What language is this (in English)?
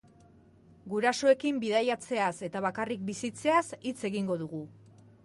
Basque